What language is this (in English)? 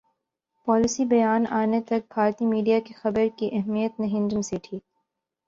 Urdu